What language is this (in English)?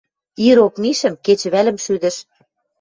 Western Mari